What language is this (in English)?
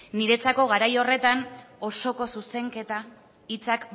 Basque